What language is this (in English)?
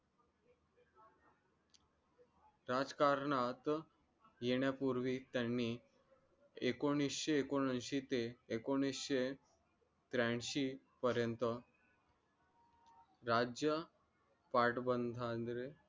Marathi